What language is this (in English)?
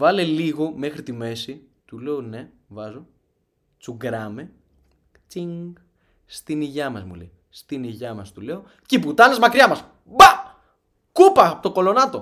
Greek